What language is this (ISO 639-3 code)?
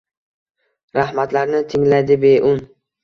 uzb